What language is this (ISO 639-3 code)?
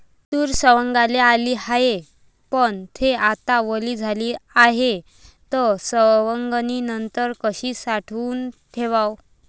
mar